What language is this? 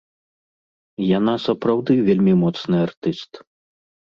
Belarusian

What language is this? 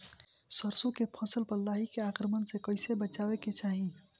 Bhojpuri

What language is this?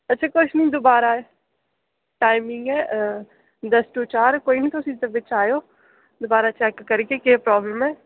Dogri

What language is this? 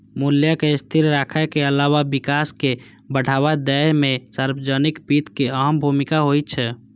Maithili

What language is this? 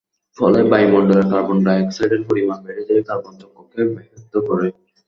Bangla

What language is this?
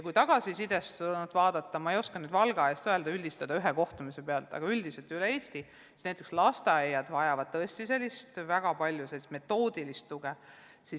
Estonian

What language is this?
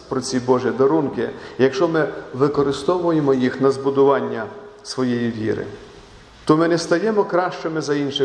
Ukrainian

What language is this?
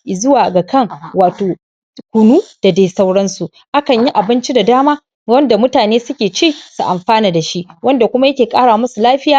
Hausa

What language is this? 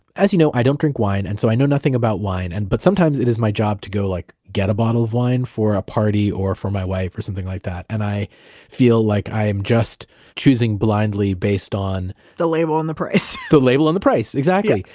English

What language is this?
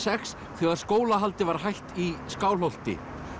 Icelandic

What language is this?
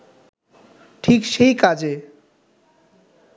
Bangla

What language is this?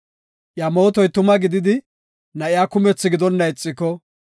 Gofa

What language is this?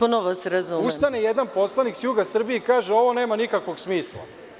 Serbian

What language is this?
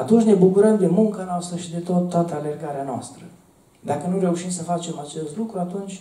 Romanian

